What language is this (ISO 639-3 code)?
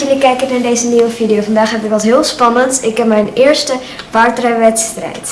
nld